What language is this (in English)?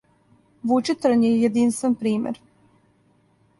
Serbian